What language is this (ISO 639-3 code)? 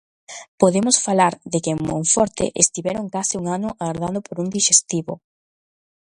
glg